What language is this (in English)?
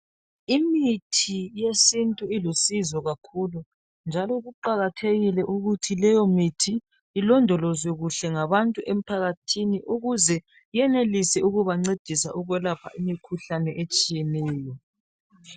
North Ndebele